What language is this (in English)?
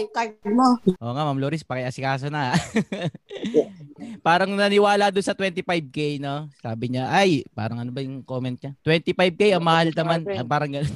Filipino